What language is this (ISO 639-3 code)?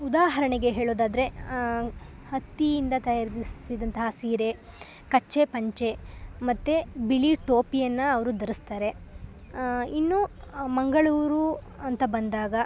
kan